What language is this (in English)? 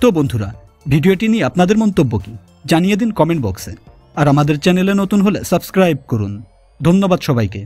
Turkish